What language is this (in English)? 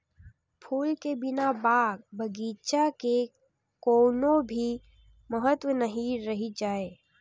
Chhattisgarhi